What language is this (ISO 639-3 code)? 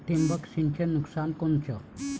mar